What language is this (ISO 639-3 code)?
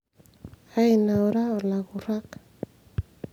mas